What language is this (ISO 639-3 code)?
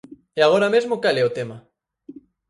glg